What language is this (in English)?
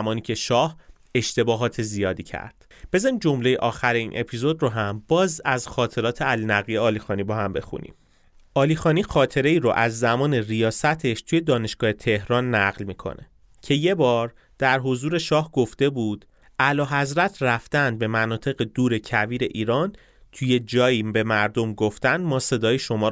Persian